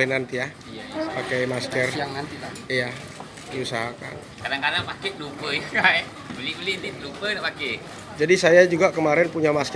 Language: Indonesian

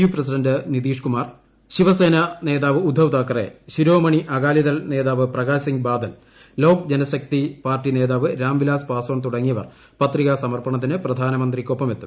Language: Malayalam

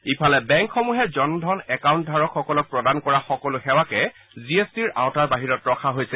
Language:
Assamese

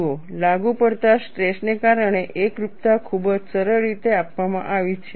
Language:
Gujarati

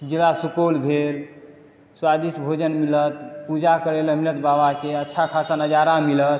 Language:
Maithili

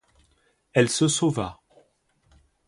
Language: French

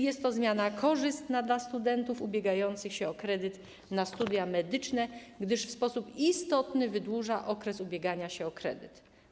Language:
Polish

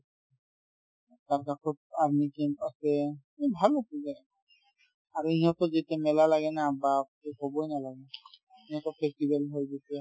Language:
Assamese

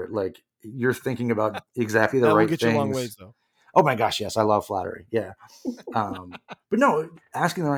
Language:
English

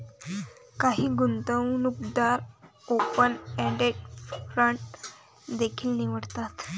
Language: Marathi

